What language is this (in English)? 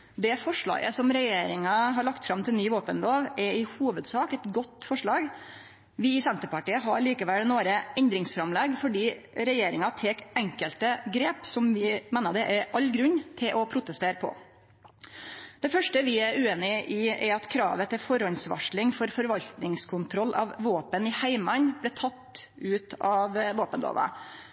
Norwegian Nynorsk